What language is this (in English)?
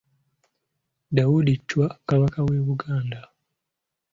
Ganda